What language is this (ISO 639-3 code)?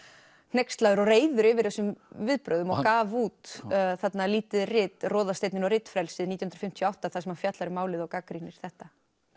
isl